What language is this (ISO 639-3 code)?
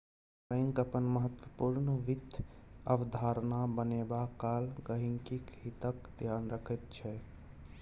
mai